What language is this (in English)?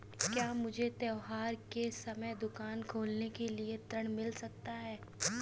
Hindi